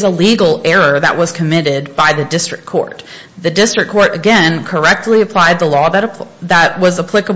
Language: English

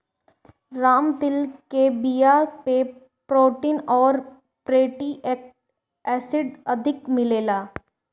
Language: Bhojpuri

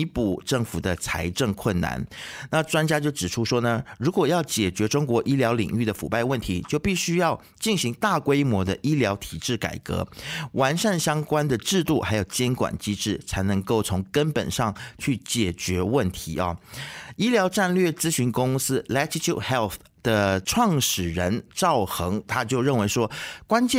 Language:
Chinese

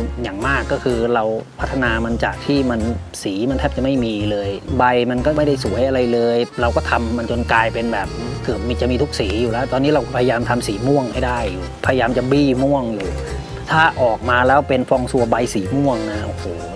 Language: Thai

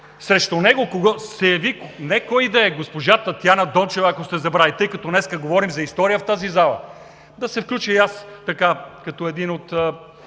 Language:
Bulgarian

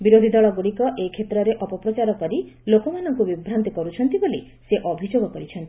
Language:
Odia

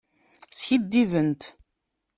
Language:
Kabyle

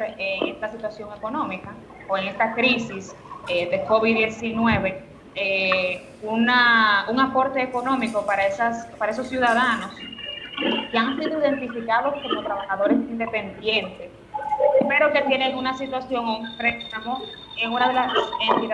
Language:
Spanish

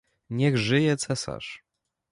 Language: Polish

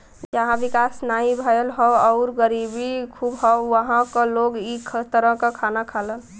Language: Bhojpuri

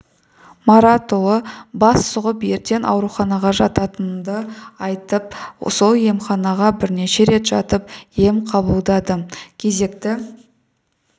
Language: Kazakh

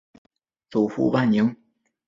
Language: Chinese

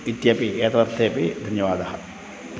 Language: Sanskrit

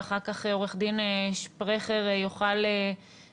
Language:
Hebrew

